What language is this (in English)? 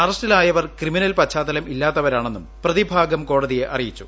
Malayalam